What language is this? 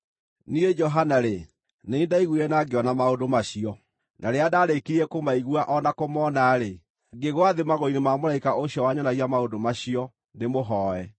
Kikuyu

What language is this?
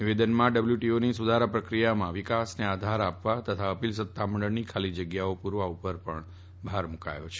Gujarati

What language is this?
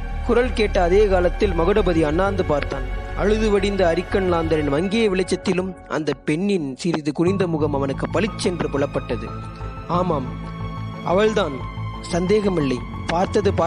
Tamil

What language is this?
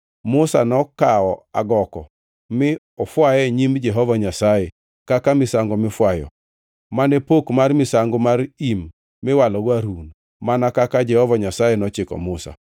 Luo (Kenya and Tanzania)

